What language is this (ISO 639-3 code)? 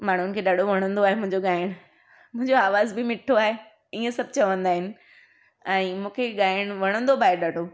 snd